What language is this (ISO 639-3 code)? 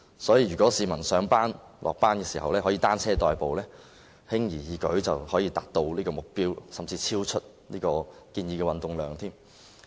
yue